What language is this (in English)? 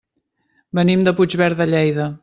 Catalan